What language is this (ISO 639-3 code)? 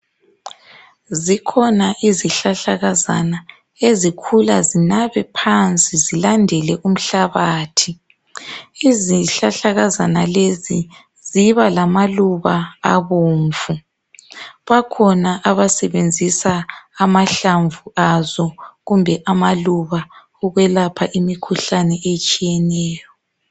nde